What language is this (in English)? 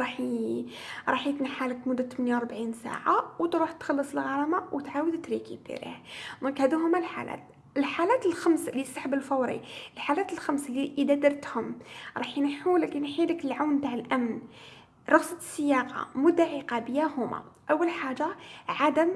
Arabic